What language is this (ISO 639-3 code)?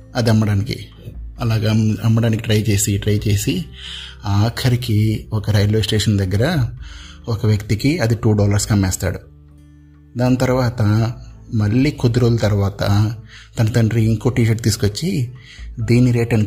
tel